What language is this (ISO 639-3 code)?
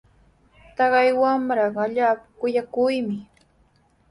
qws